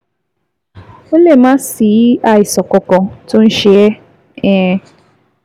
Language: Yoruba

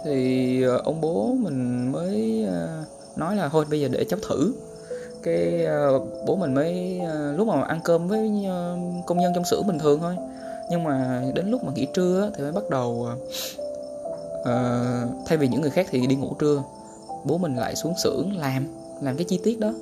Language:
Vietnamese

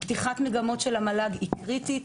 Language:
Hebrew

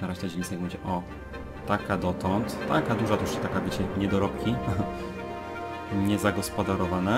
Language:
Polish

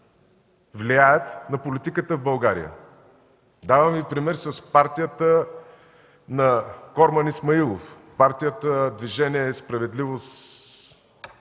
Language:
Bulgarian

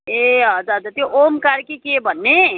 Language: Nepali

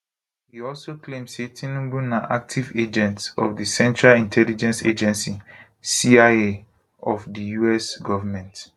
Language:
Nigerian Pidgin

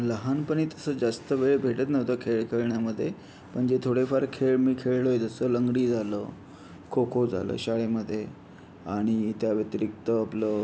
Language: Marathi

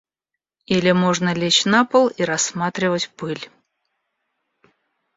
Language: Russian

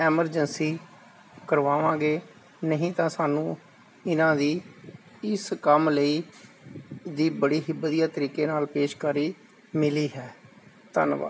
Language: Punjabi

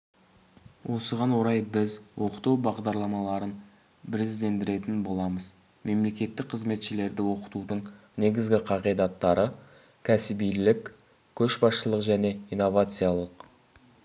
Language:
Kazakh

